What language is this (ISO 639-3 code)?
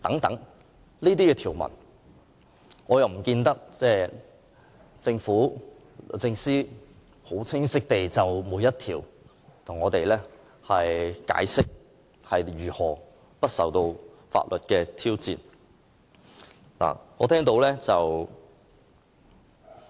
yue